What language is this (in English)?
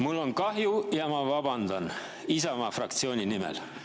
Estonian